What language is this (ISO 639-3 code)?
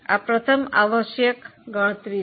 guj